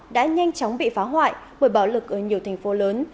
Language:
Vietnamese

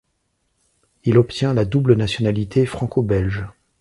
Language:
French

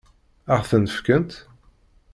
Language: Kabyle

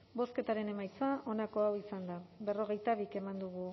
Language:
Basque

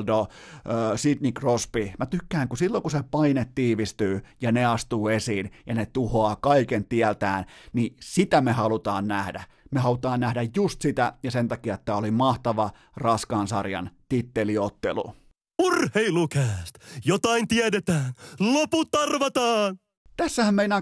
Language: Finnish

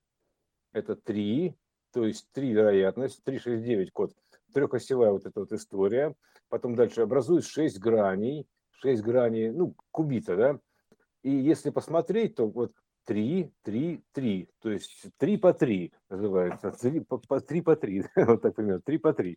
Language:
Russian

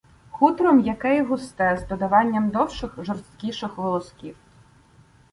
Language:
Ukrainian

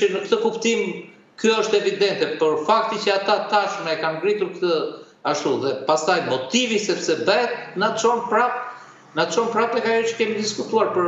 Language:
Romanian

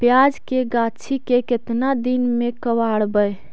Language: Magahi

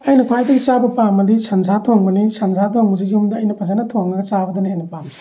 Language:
Manipuri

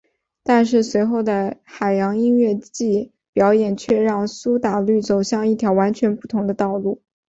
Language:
Chinese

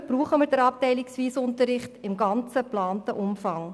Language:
Swiss German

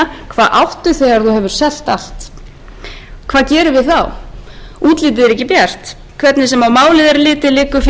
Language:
Icelandic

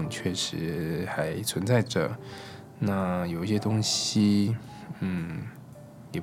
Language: Chinese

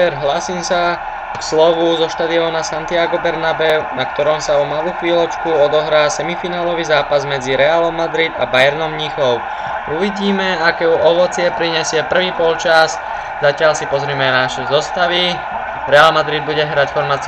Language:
Slovak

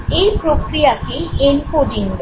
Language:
Bangla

